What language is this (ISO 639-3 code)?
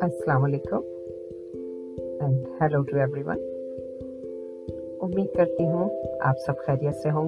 urd